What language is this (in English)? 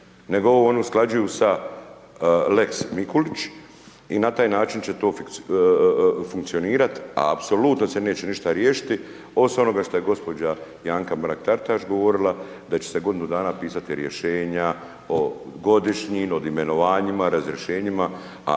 Croatian